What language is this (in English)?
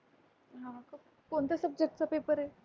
Marathi